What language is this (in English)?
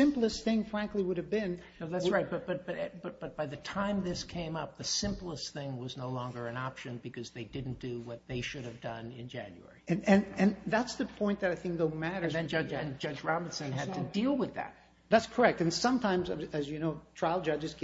English